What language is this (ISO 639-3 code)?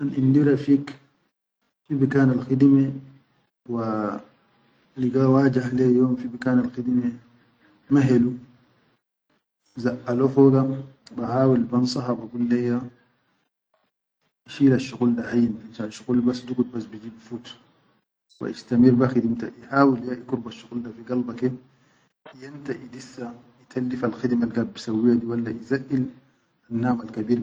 shu